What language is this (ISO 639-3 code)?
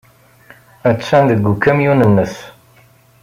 kab